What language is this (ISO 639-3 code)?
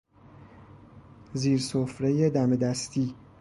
fas